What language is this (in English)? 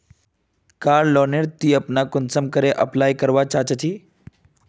Magahi